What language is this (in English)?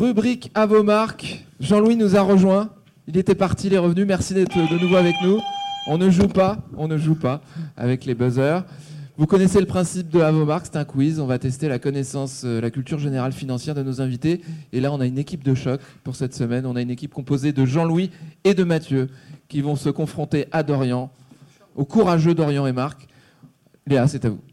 French